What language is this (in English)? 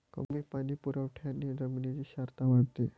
Marathi